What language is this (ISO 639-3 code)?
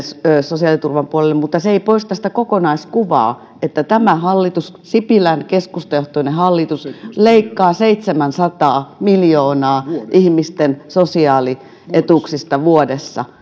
fin